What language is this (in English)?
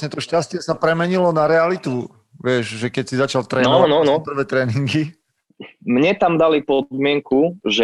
Slovak